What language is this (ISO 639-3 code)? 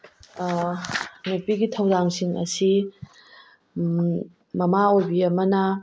mni